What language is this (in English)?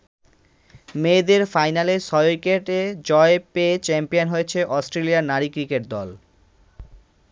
Bangla